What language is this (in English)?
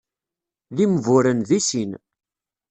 Kabyle